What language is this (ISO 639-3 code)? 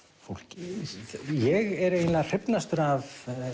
isl